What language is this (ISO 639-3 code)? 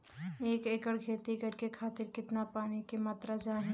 bho